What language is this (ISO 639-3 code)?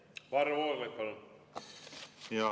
est